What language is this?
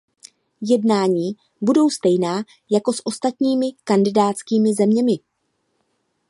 Czech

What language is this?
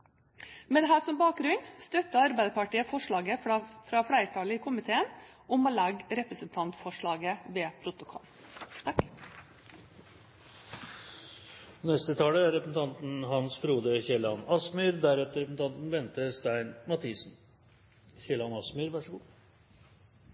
Norwegian Bokmål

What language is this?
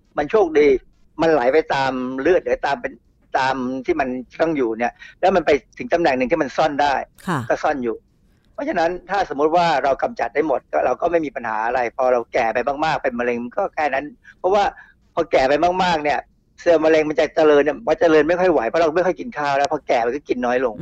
Thai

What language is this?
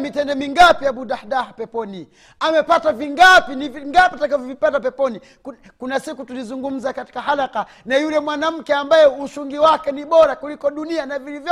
Swahili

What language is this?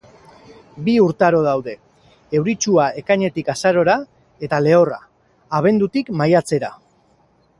Basque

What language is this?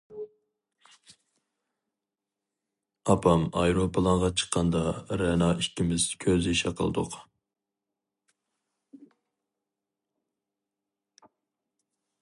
Uyghur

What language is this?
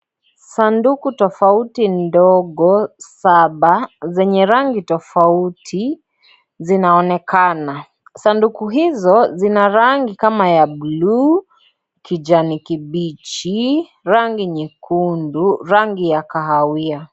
Swahili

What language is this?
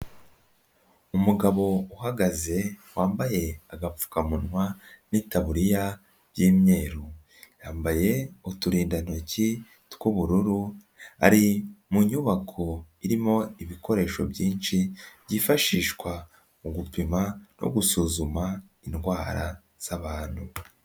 Kinyarwanda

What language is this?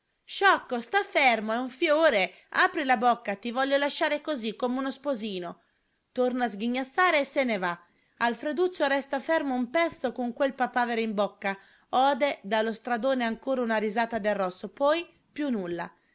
Italian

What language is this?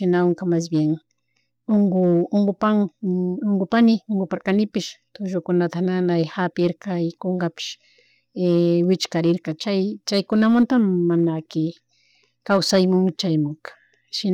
Chimborazo Highland Quichua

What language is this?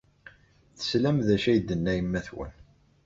Kabyle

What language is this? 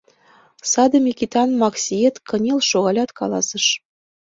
Mari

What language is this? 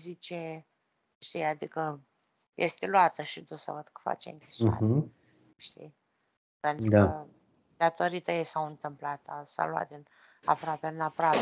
Romanian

